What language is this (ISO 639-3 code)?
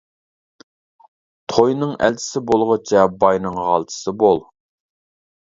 uig